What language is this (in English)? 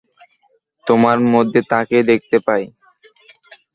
Bangla